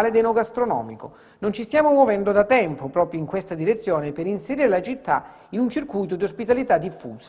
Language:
Italian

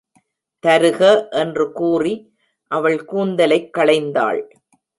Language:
Tamil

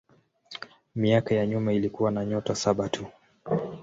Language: Swahili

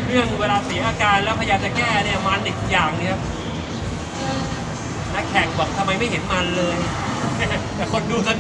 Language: Thai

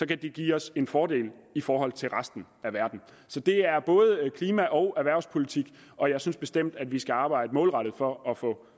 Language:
Danish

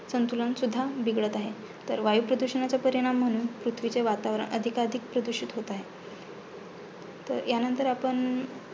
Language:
Marathi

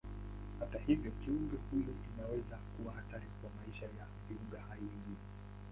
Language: Swahili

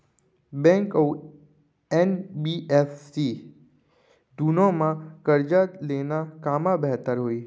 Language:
Chhattisgarhi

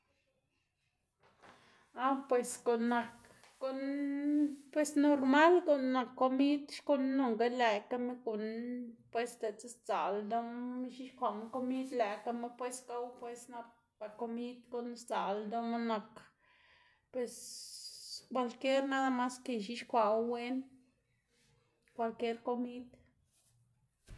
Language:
Xanaguía Zapotec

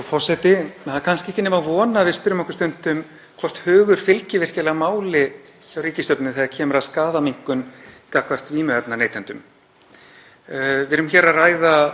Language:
Icelandic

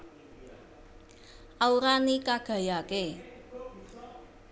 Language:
Javanese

